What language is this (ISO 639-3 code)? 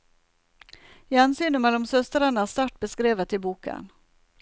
nor